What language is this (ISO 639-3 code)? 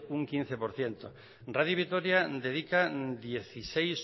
spa